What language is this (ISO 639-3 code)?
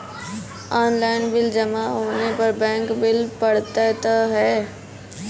mai